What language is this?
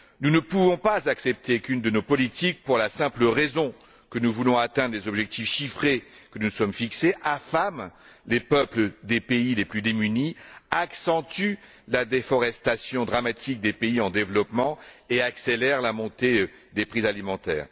French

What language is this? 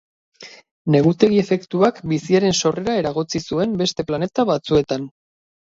Basque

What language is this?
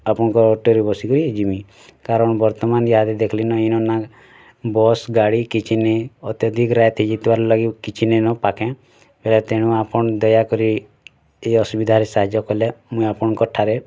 Odia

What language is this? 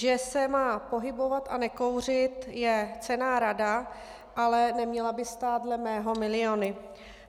Czech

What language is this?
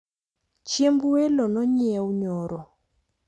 Luo (Kenya and Tanzania)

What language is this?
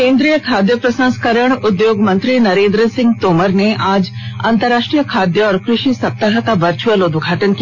Hindi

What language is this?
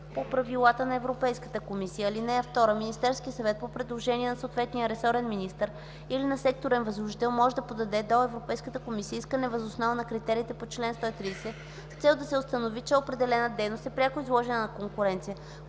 Bulgarian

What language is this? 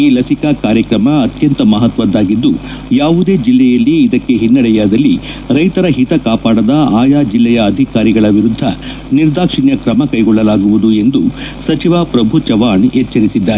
Kannada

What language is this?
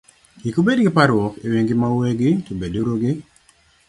Luo (Kenya and Tanzania)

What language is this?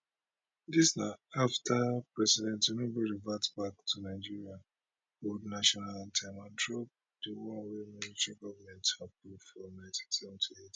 Nigerian Pidgin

